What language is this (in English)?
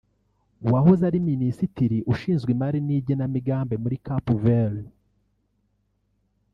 Kinyarwanda